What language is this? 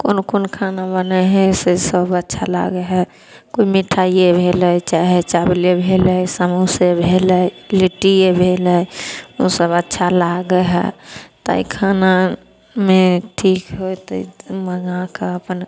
Maithili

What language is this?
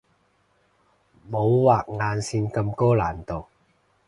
Cantonese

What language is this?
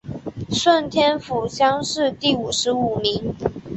Chinese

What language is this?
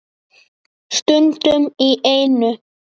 Icelandic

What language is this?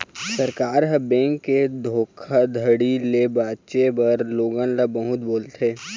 Chhattisgarhi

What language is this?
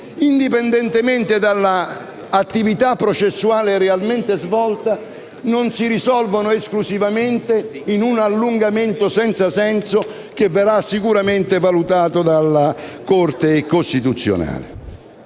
Italian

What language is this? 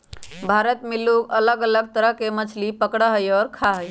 Magahi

